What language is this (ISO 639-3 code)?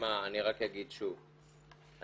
heb